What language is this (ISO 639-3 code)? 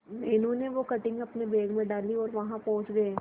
hin